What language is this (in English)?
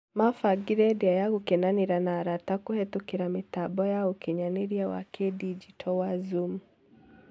Kikuyu